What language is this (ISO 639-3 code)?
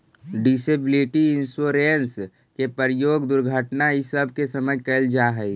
mag